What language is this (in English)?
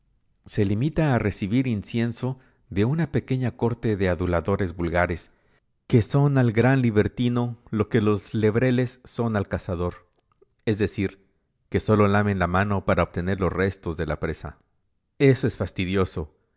Spanish